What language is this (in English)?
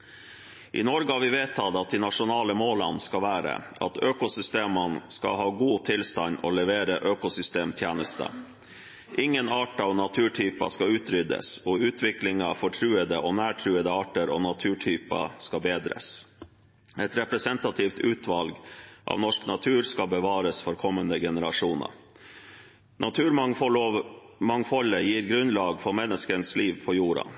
Norwegian Bokmål